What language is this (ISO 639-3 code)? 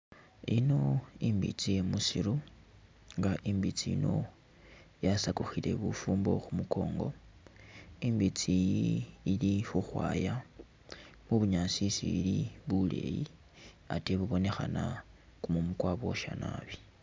myx